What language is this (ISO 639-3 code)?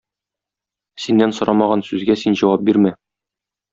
tat